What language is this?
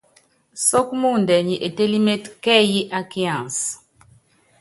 Yangben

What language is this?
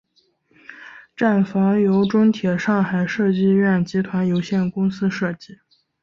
Chinese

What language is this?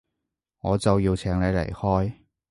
Cantonese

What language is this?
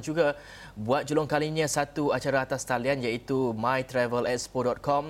Malay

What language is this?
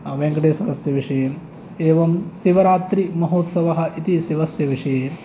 Sanskrit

